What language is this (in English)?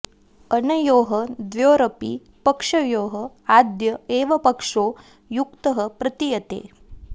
Sanskrit